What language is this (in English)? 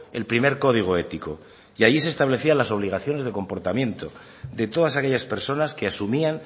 Spanish